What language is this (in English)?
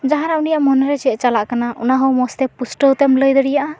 Santali